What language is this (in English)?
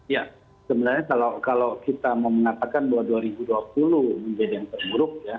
Indonesian